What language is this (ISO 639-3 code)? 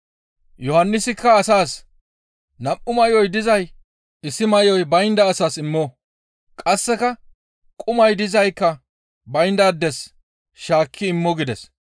gmv